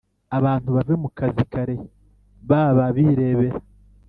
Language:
Kinyarwanda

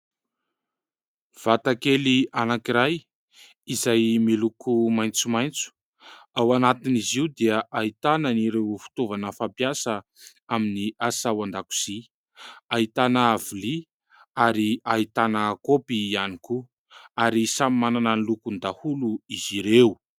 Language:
Malagasy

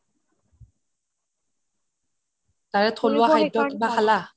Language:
Assamese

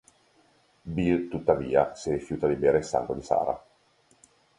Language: Italian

